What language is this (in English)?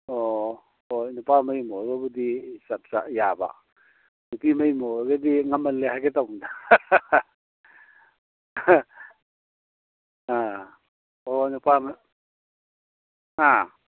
Manipuri